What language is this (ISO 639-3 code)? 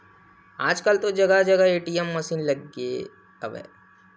hne